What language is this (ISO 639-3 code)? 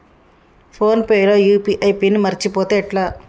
tel